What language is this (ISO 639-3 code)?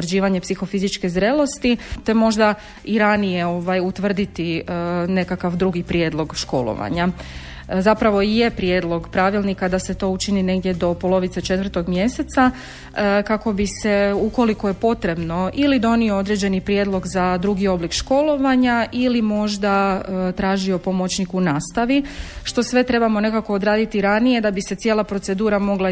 hrv